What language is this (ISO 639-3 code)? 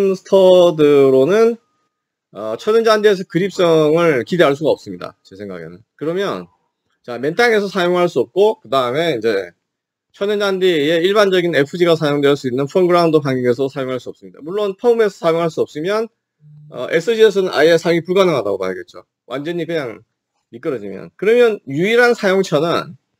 kor